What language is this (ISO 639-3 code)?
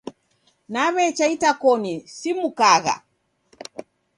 dav